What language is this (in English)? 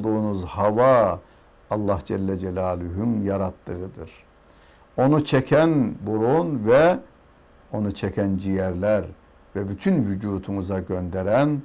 Turkish